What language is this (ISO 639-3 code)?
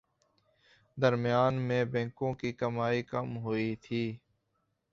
urd